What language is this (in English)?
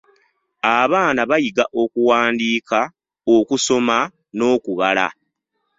Ganda